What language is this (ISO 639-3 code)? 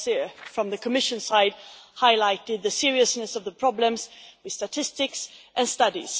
eng